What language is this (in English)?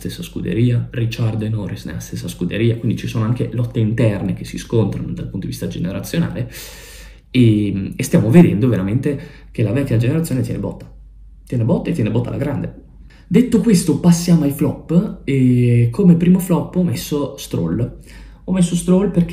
Italian